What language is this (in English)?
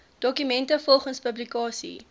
Afrikaans